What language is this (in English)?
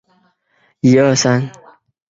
Chinese